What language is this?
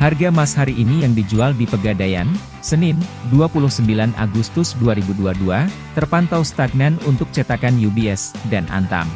Indonesian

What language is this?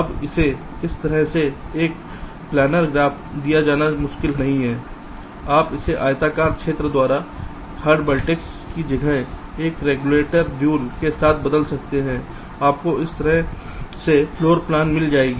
Hindi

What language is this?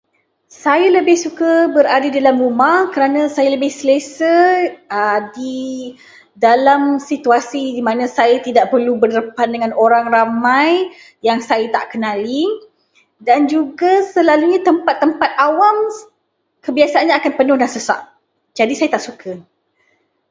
Malay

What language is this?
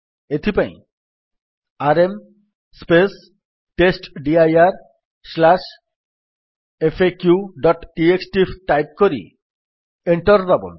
Odia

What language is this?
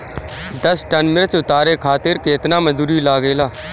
Bhojpuri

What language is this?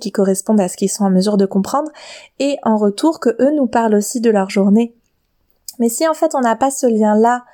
French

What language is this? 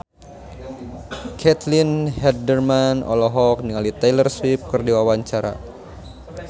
Sundanese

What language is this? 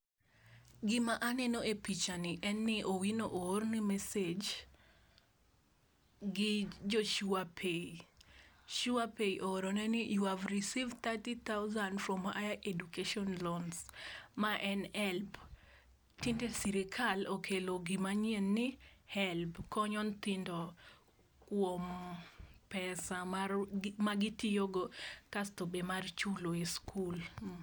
Luo (Kenya and Tanzania)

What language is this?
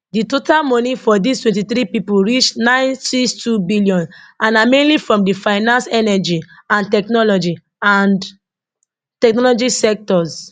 Nigerian Pidgin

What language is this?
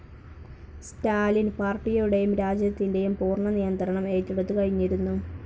Malayalam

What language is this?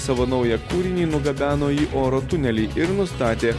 Lithuanian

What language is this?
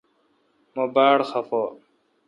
Kalkoti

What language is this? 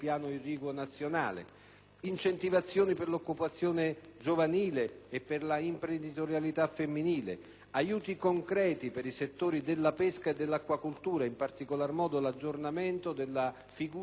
Italian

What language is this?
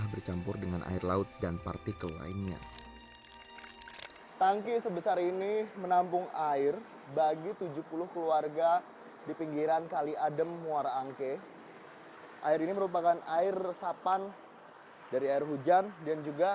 Indonesian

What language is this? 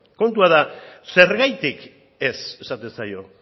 Basque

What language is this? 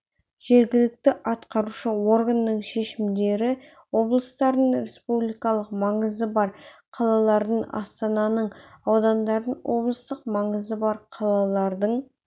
Kazakh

